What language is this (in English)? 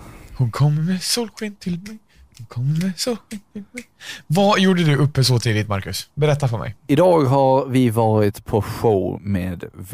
Swedish